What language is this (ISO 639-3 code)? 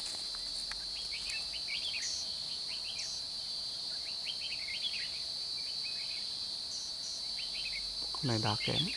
vie